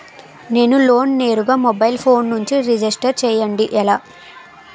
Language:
Telugu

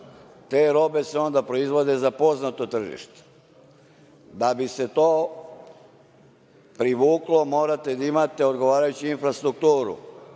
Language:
Serbian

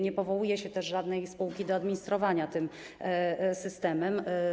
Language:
Polish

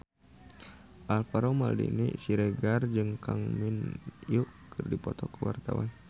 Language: Sundanese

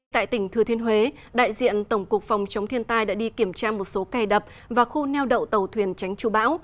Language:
Vietnamese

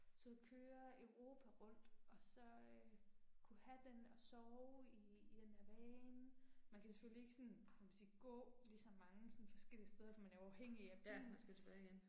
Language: Danish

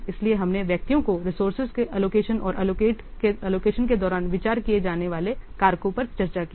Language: Hindi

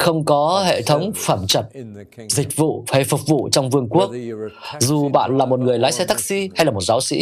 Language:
Vietnamese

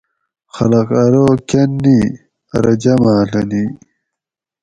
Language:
Gawri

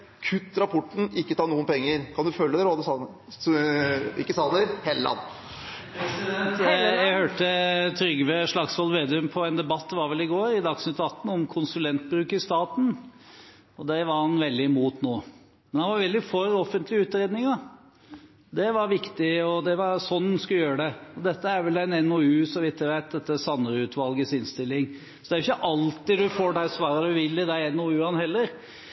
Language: Norwegian Bokmål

